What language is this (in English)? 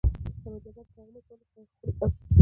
Pashto